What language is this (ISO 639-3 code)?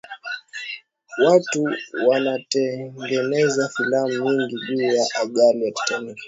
swa